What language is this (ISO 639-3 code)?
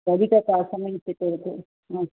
san